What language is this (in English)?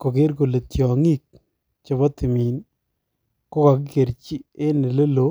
Kalenjin